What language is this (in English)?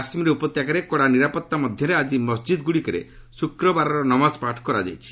Odia